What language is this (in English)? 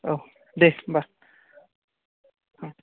Bodo